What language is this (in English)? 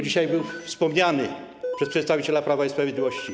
Polish